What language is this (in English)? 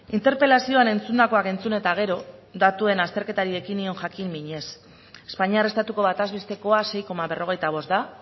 Basque